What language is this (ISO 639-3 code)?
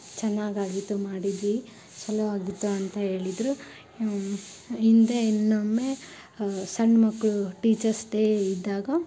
kan